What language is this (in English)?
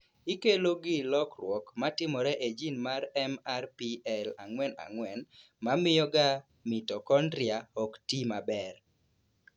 Luo (Kenya and Tanzania)